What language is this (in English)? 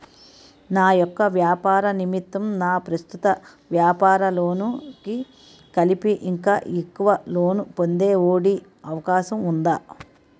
Telugu